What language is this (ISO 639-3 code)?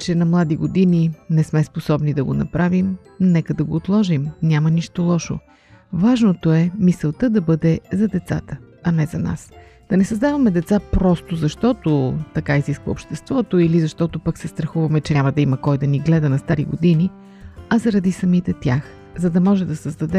bul